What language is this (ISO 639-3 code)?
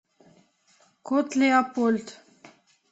rus